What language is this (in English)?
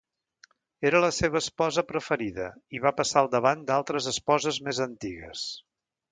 Catalan